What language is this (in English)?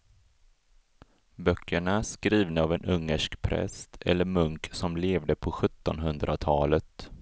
Swedish